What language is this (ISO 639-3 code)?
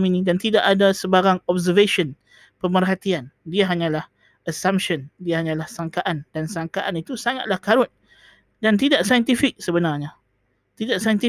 msa